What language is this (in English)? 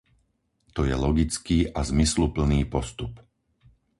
Slovak